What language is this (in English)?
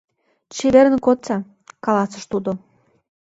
Mari